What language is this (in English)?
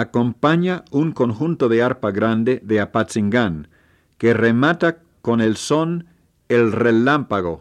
Spanish